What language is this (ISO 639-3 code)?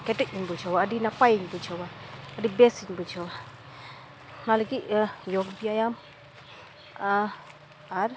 sat